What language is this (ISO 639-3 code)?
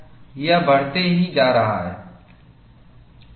hin